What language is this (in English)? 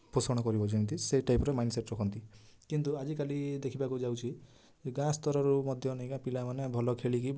Odia